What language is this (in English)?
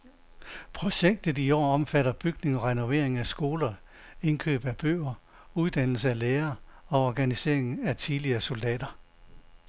Danish